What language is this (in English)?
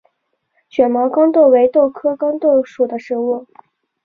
Chinese